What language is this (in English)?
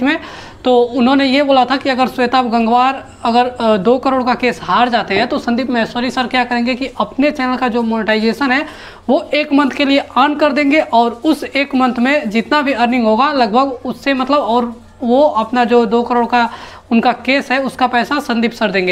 Hindi